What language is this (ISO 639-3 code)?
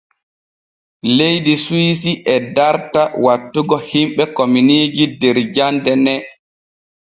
fue